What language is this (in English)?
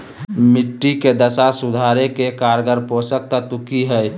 Magahi